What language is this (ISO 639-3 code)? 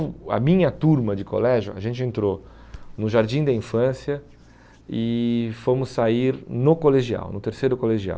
por